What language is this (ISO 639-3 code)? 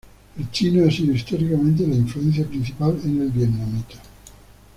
spa